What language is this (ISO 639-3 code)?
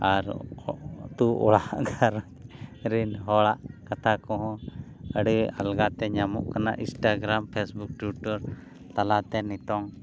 sat